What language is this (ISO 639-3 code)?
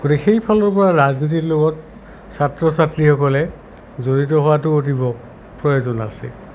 asm